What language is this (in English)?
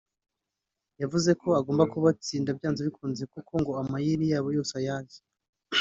Kinyarwanda